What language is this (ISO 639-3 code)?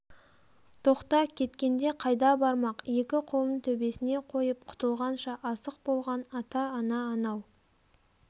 kaz